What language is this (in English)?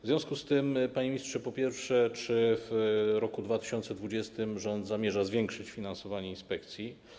Polish